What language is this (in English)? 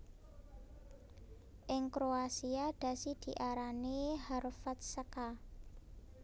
Javanese